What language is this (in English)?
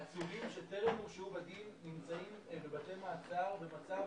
Hebrew